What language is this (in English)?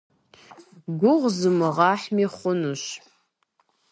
Kabardian